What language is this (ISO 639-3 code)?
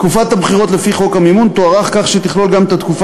heb